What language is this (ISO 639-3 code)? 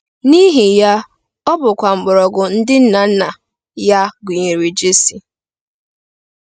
ibo